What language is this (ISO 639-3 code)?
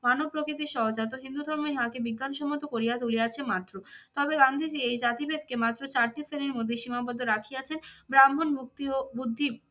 ben